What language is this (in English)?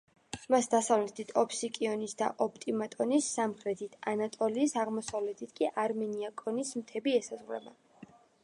Georgian